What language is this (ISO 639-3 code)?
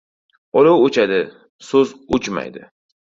uzb